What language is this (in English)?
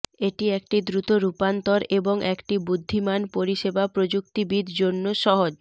Bangla